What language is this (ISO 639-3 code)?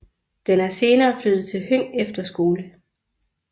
dan